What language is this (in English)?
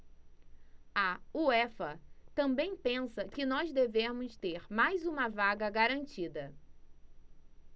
Portuguese